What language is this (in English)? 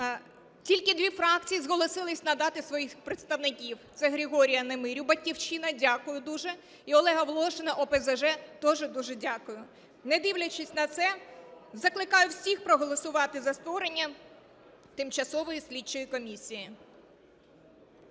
Ukrainian